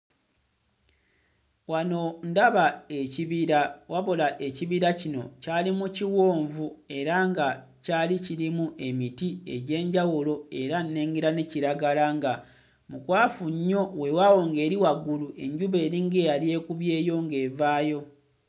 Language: Ganda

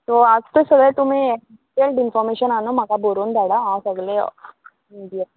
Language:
Konkani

